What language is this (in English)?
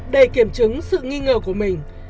Vietnamese